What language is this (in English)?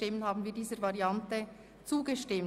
Swiss German